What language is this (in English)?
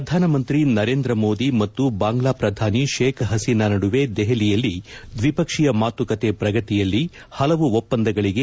Kannada